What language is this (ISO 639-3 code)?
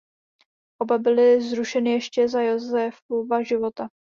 ces